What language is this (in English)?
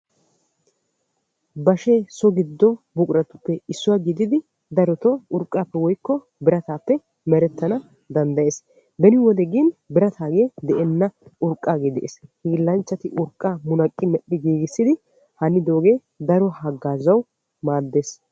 Wolaytta